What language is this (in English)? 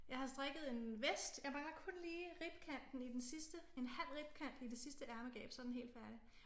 Danish